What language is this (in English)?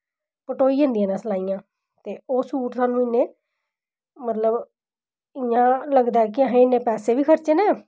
Dogri